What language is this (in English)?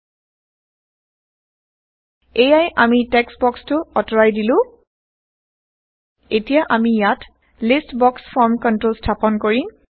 Assamese